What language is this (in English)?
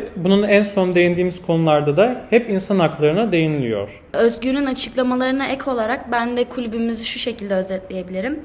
Turkish